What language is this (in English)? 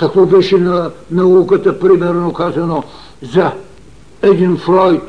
Bulgarian